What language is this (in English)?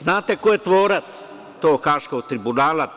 Serbian